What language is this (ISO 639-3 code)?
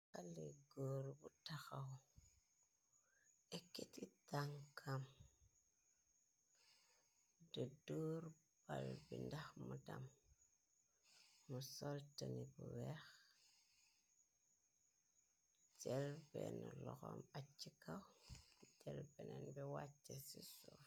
wol